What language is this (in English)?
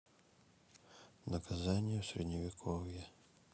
Russian